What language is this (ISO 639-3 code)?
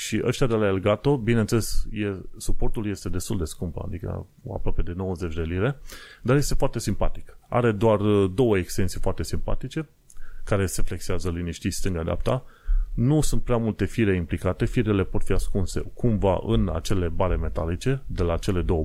ron